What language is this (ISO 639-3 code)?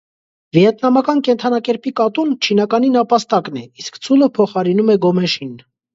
hye